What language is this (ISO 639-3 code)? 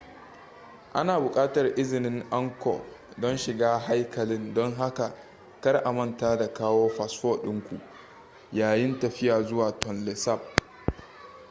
hau